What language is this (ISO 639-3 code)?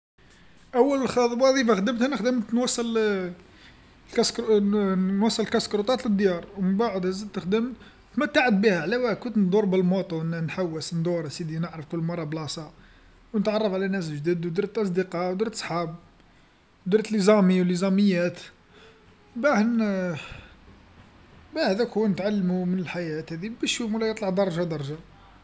arq